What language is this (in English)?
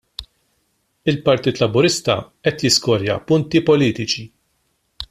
Maltese